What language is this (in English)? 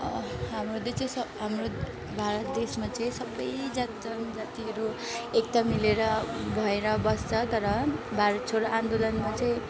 Nepali